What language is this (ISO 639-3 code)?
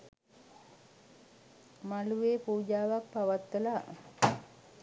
sin